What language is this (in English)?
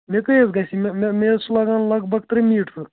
Kashmiri